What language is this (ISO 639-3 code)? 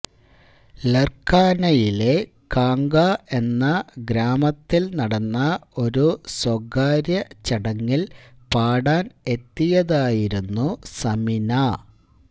mal